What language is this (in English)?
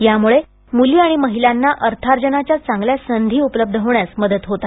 Marathi